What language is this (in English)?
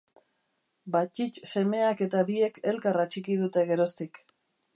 Basque